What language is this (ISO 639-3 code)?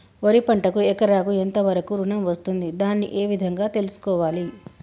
tel